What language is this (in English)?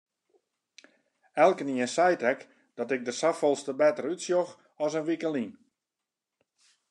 Western Frisian